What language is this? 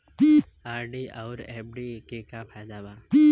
Bhojpuri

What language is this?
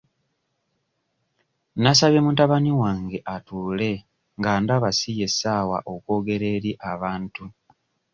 Ganda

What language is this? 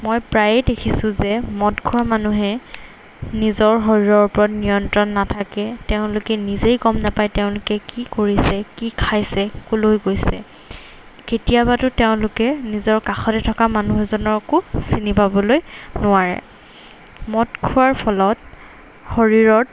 Assamese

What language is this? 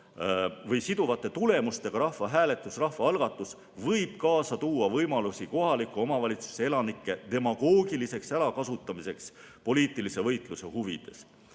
Estonian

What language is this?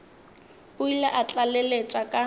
Northern Sotho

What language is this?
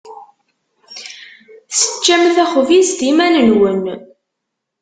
Kabyle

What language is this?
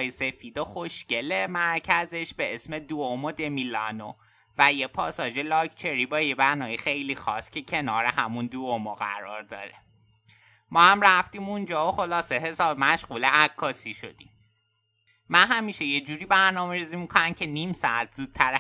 Persian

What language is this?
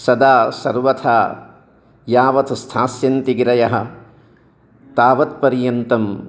Sanskrit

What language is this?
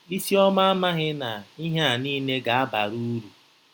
Igbo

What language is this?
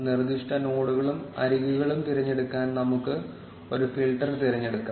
Malayalam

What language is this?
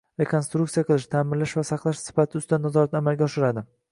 Uzbek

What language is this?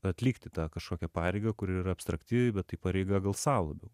Lithuanian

